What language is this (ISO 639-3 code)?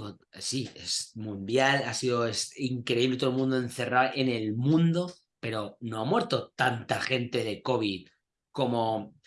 spa